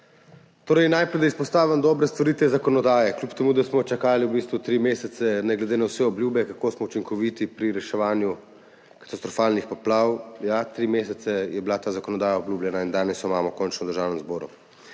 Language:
Slovenian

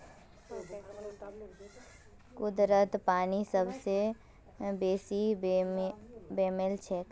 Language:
Magahi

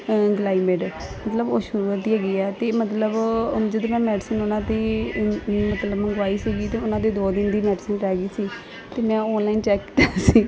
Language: Punjabi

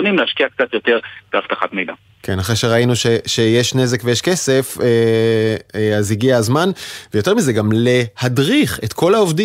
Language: Hebrew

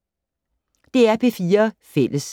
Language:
Danish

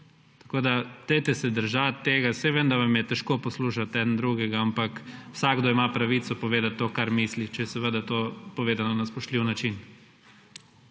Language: Slovenian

